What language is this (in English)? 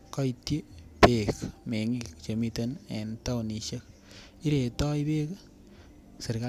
Kalenjin